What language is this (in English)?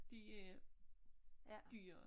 Danish